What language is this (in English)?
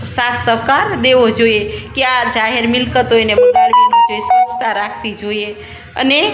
Gujarati